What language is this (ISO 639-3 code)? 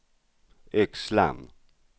swe